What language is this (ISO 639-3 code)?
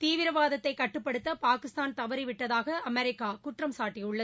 tam